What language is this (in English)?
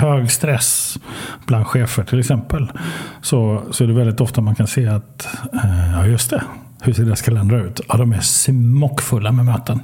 Swedish